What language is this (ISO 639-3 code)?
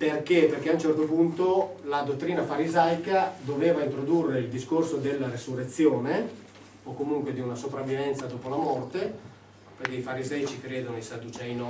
ita